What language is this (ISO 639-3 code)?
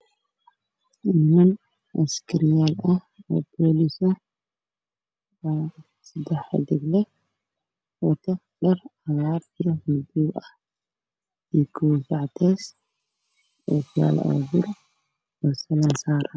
som